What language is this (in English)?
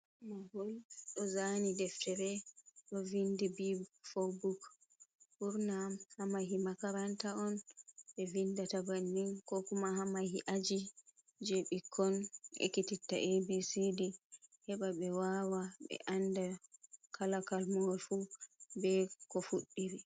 Fula